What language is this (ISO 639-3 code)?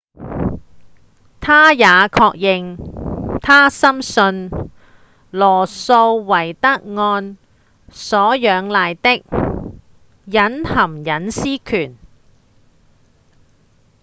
yue